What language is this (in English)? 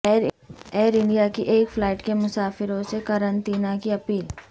Urdu